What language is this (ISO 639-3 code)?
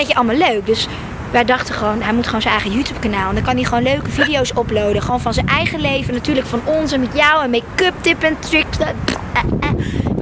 nld